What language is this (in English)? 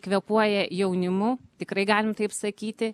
Lithuanian